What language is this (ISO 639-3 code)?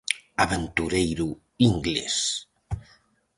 glg